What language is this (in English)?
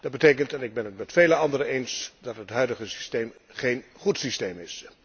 Dutch